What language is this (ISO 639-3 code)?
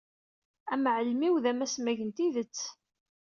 kab